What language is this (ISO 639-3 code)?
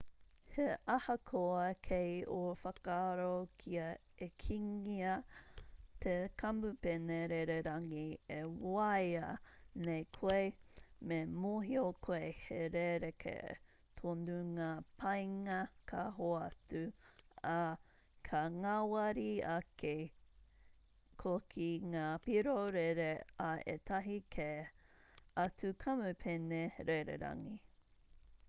mri